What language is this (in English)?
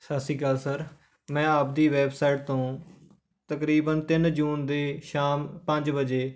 Punjabi